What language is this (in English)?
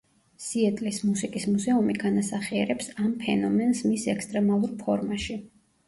Georgian